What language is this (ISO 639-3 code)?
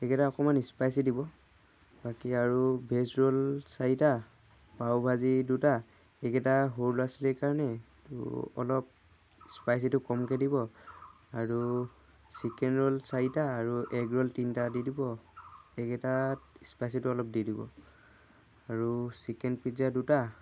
asm